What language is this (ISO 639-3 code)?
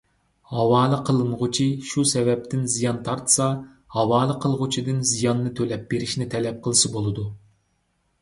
uig